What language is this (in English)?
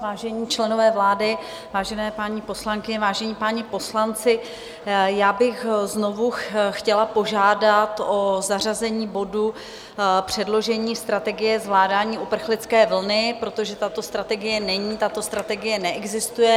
Czech